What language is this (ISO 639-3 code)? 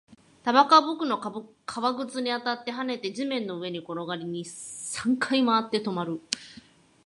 jpn